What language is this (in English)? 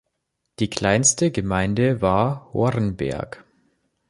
German